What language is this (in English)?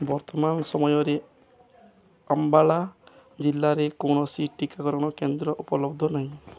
Odia